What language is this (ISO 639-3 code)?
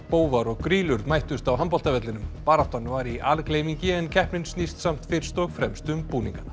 isl